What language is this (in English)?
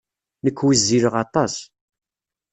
Kabyle